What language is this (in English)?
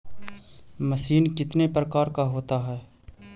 Magahi